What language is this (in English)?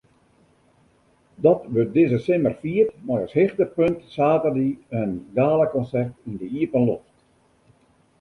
Western Frisian